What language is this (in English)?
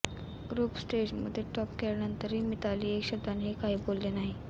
Marathi